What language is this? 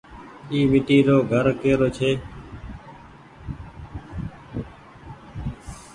Goaria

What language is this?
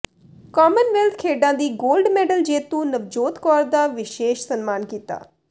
Punjabi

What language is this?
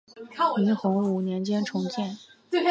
Chinese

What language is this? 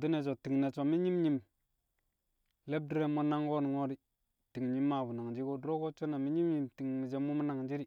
Kamo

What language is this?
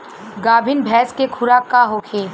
Bhojpuri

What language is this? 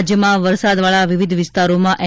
Gujarati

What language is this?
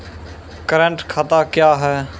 Maithili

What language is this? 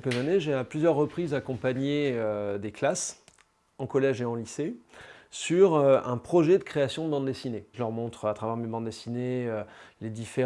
French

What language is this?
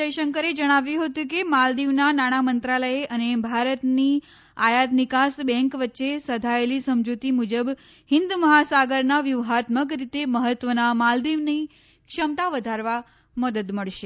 Gujarati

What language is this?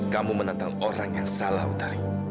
Indonesian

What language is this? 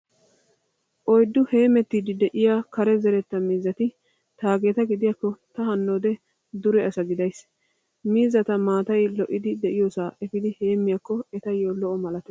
Wolaytta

